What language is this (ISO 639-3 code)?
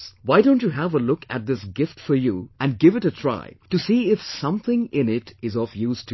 eng